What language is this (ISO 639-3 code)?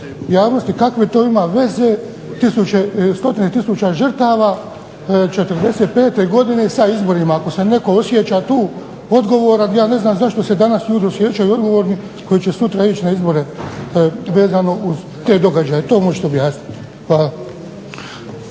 hrv